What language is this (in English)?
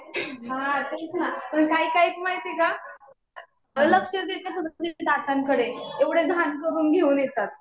Marathi